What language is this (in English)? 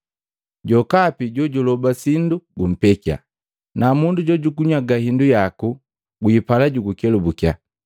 Matengo